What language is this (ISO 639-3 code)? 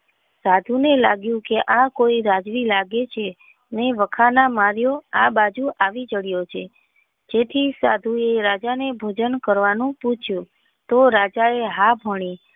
guj